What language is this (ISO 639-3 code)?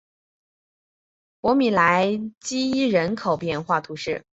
zho